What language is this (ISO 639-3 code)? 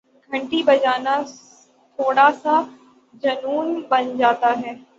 urd